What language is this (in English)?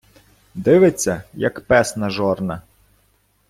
Ukrainian